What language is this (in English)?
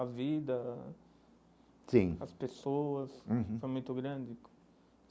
Portuguese